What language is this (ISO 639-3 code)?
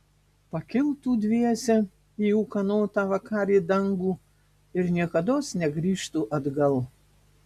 lit